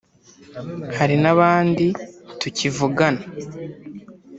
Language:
Kinyarwanda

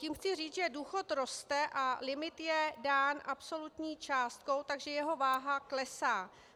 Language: Czech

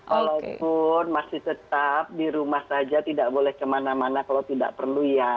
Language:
Indonesian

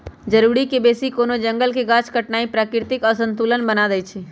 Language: Magahi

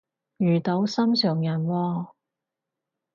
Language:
Cantonese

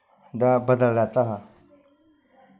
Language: Dogri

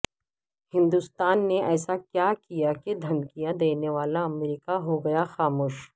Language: Urdu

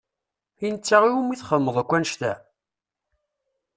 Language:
Kabyle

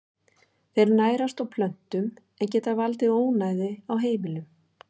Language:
Icelandic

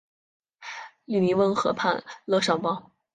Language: Chinese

